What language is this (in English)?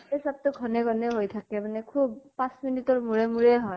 Assamese